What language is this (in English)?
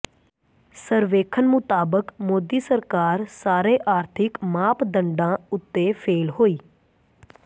Punjabi